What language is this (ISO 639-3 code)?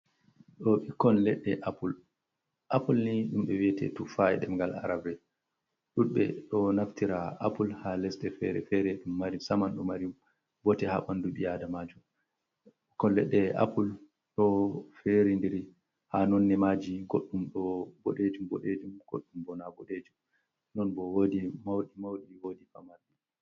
ful